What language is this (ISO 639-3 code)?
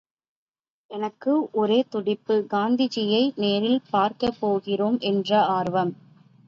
tam